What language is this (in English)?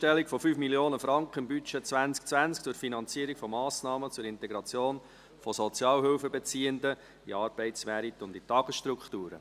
Swiss German